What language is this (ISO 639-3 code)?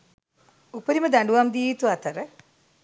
sin